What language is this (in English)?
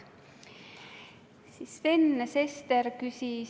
Estonian